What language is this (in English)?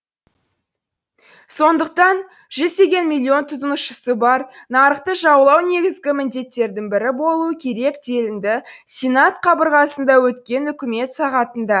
Kazakh